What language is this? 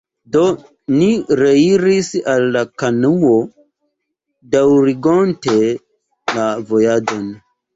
Esperanto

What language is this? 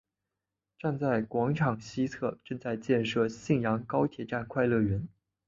Chinese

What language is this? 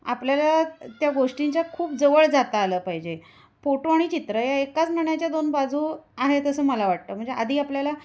Marathi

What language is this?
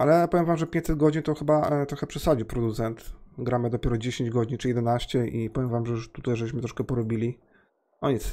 Polish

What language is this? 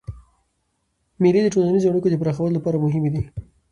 Pashto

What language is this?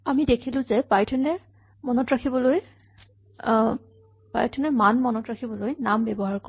Assamese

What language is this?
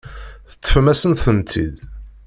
Kabyle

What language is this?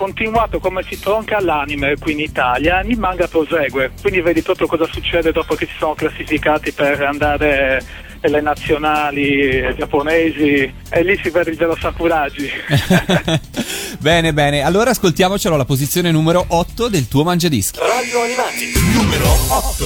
Italian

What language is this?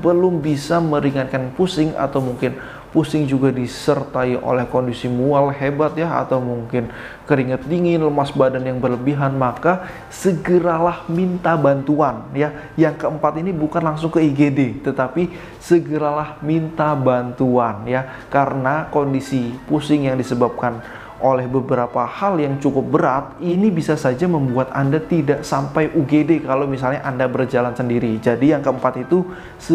Indonesian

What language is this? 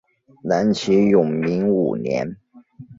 Chinese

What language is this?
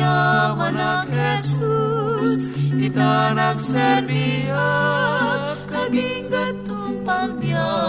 Filipino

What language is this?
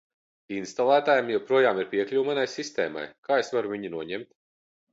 Latvian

